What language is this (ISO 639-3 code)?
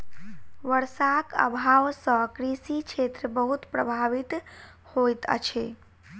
mai